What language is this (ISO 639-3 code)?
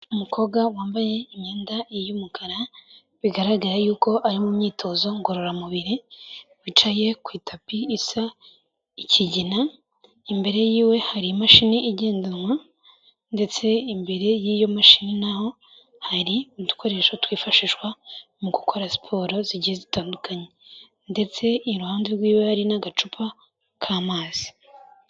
kin